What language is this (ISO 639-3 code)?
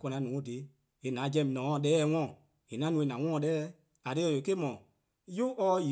kqo